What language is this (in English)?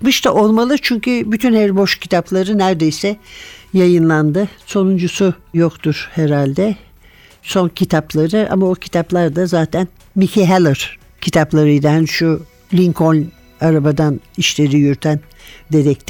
Turkish